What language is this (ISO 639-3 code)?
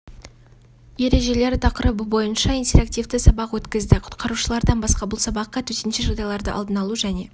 kaz